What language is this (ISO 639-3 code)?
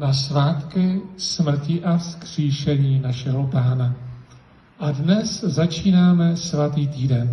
ces